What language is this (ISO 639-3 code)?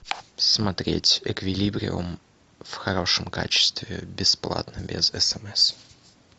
rus